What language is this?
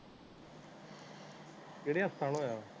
Punjabi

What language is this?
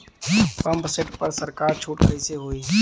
Bhojpuri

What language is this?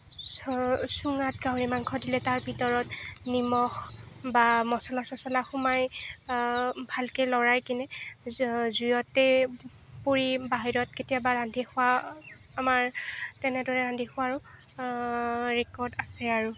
Assamese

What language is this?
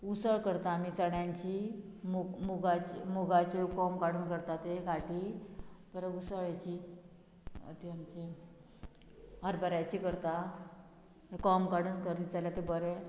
Konkani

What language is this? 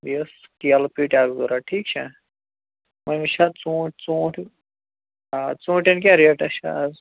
Kashmiri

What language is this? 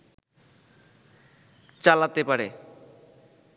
Bangla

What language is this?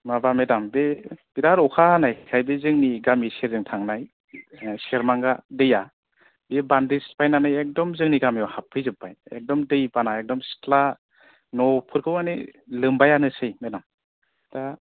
Bodo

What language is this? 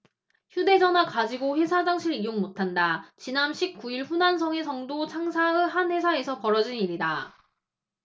Korean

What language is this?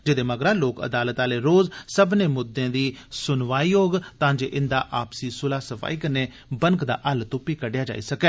Dogri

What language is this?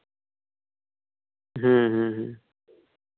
Santali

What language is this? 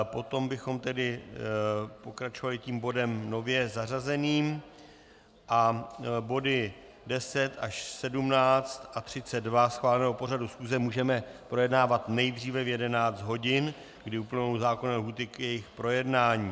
Czech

